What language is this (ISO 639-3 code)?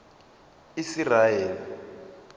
ven